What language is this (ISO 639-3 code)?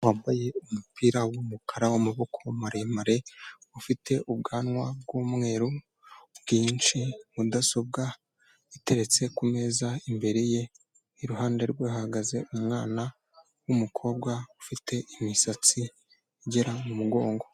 kin